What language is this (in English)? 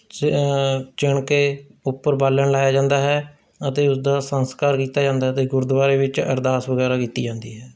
Punjabi